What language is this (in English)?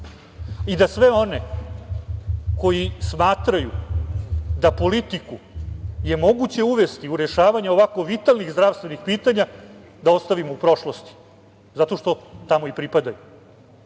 Serbian